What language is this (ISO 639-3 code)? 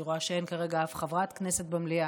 heb